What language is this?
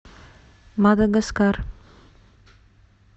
Russian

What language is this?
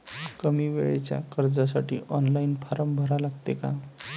Marathi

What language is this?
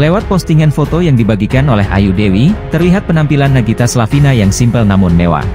Indonesian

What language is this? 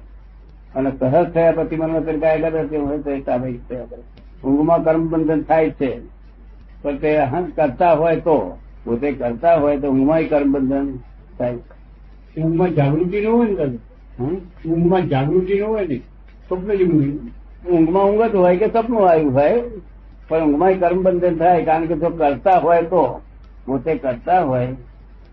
Gujarati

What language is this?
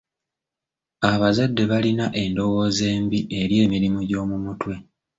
Ganda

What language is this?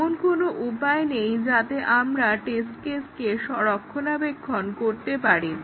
Bangla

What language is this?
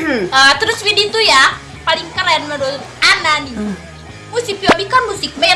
Indonesian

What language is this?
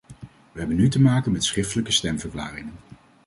Dutch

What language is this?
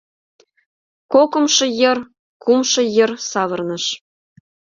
Mari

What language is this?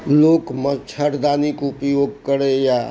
Maithili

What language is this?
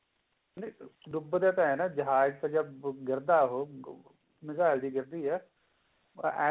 Punjabi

